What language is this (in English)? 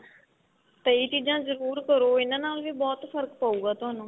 Punjabi